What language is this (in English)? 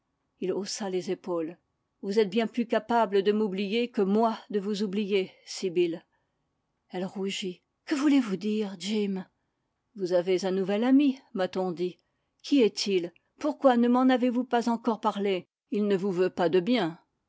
French